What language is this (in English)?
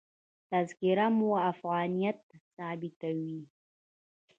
Pashto